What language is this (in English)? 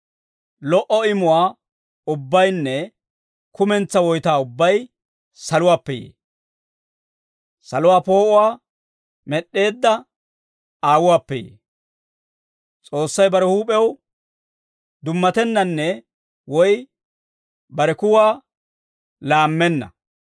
Dawro